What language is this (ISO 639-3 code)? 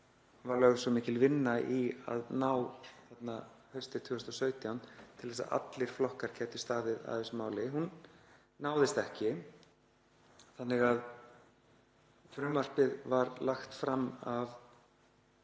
isl